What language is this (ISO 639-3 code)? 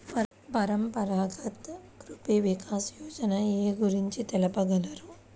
tel